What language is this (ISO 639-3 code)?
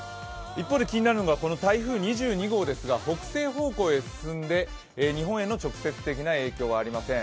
jpn